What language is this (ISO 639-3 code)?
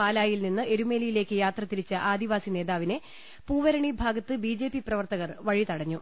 mal